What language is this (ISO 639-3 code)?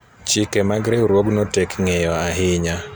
luo